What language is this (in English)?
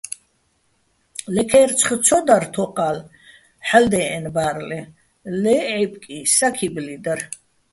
Bats